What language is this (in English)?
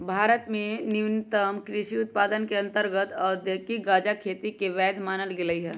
Magahi